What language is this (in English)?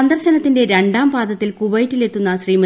Malayalam